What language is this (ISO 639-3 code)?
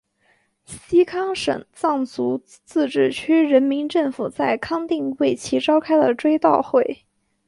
zho